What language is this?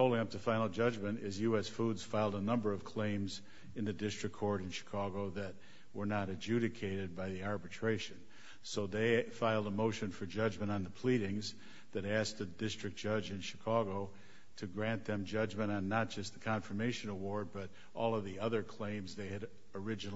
English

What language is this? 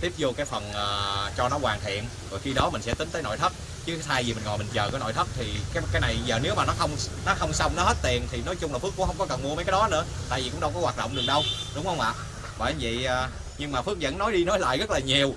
Vietnamese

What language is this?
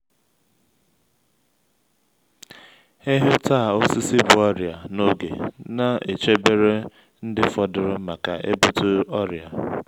Igbo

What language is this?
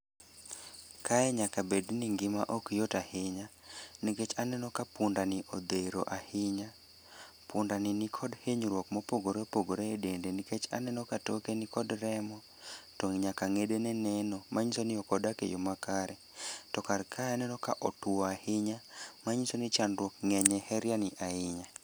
Luo (Kenya and Tanzania)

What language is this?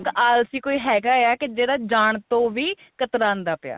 Punjabi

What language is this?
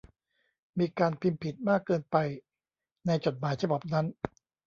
Thai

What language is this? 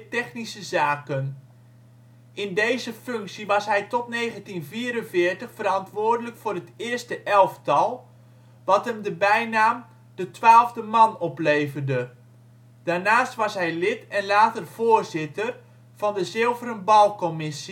Dutch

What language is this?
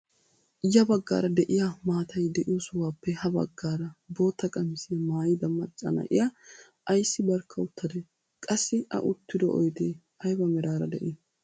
Wolaytta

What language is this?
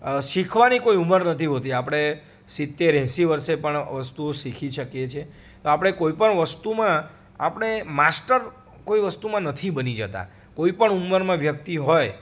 Gujarati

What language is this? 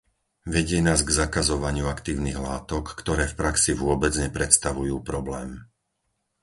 Slovak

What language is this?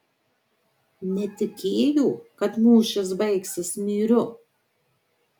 Lithuanian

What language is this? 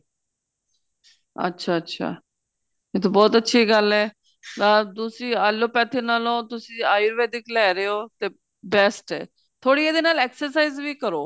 Punjabi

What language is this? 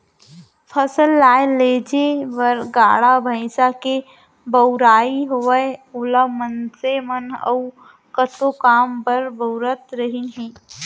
Chhattisgarhi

